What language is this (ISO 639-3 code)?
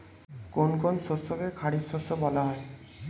ben